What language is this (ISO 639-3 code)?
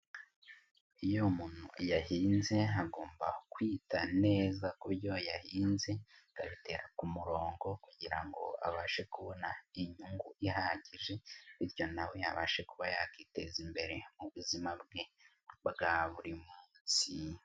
kin